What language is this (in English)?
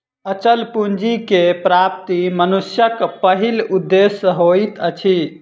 Maithili